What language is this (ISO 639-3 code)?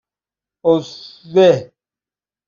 fas